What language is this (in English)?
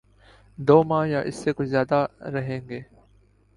Urdu